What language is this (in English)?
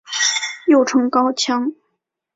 Chinese